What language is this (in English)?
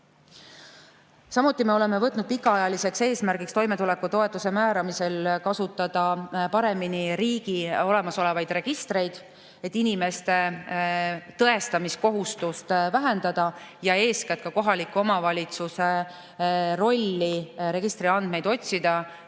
Estonian